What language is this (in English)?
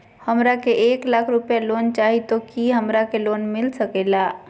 Magahi